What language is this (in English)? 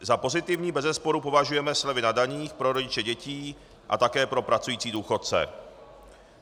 Czech